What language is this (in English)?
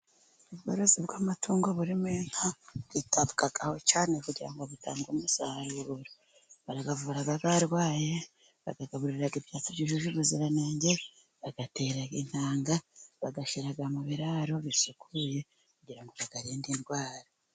Kinyarwanda